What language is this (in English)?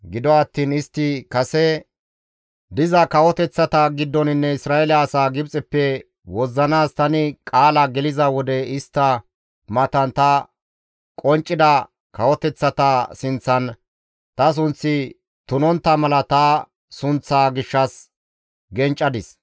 Gamo